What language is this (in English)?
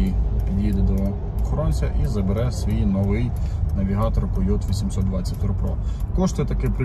Ukrainian